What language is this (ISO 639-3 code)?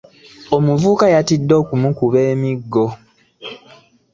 lug